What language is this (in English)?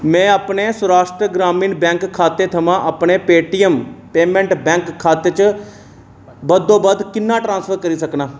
Dogri